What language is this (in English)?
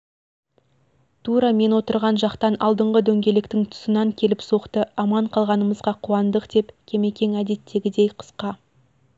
Kazakh